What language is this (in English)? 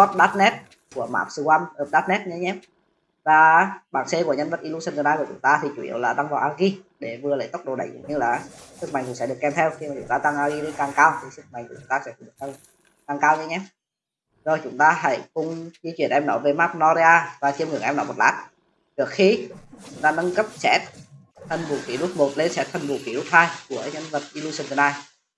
Vietnamese